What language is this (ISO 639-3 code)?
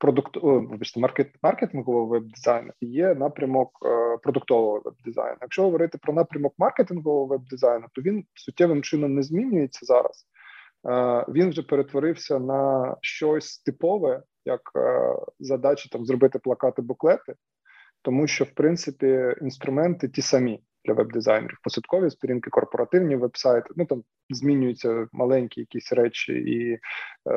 ukr